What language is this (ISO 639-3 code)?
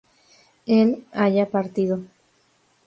spa